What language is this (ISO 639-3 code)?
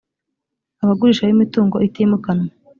kin